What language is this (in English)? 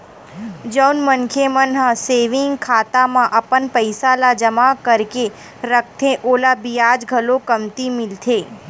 Chhattisgarhi